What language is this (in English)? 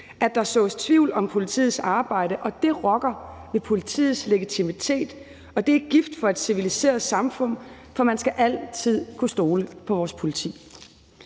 Danish